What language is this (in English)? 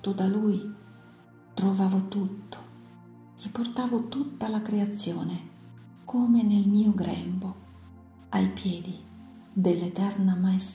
Italian